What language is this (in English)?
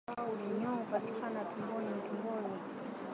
Swahili